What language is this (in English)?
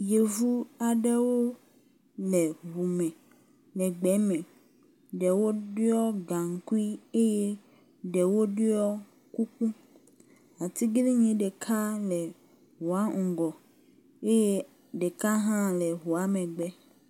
Ewe